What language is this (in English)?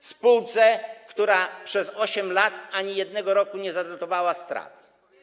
Polish